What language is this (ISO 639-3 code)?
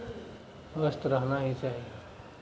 mai